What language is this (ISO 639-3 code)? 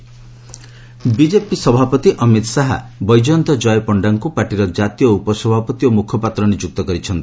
ori